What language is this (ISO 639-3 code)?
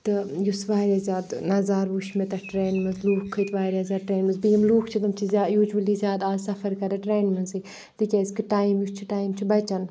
kas